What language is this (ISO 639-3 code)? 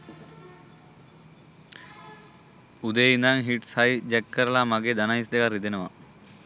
sin